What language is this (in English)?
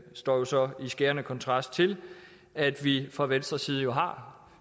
Danish